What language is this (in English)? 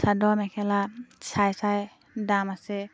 Assamese